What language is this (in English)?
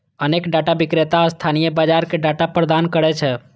Maithili